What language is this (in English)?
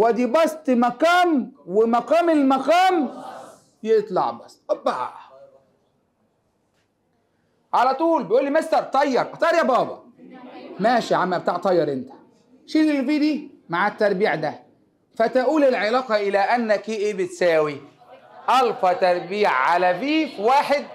Arabic